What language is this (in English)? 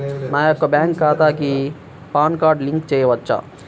Telugu